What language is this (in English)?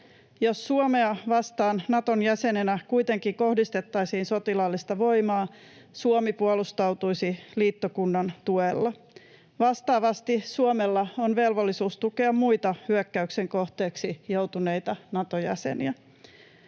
Finnish